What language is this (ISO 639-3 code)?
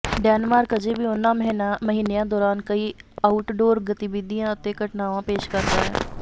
pan